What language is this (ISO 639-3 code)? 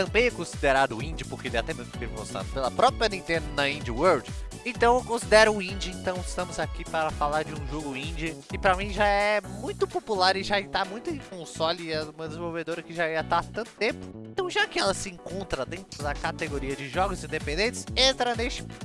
por